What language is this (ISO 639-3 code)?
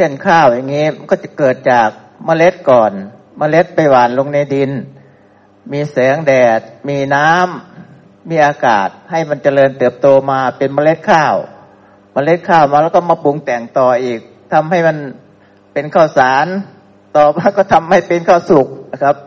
tha